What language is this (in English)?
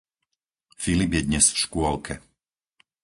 Slovak